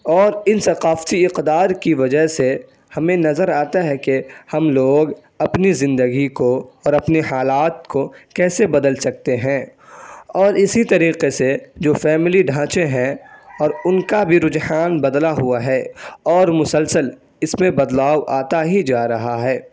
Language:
Urdu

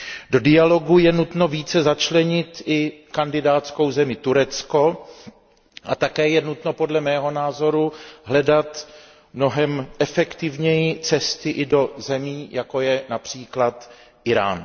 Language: Czech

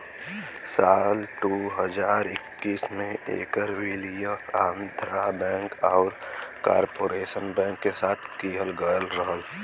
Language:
Bhojpuri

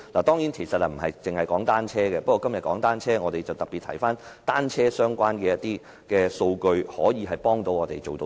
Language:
Cantonese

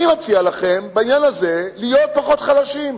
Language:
Hebrew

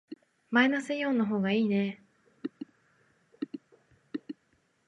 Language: Japanese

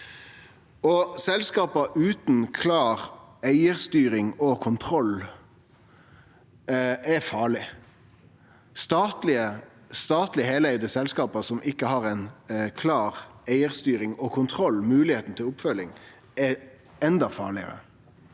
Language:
Norwegian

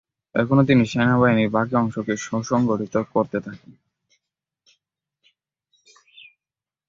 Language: Bangla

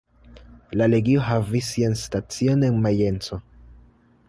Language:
Esperanto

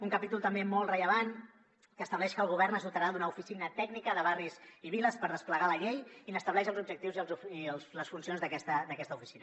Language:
Catalan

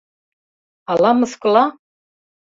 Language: Mari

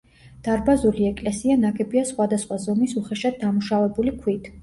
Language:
Georgian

